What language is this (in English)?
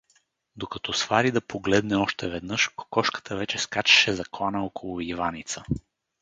Bulgarian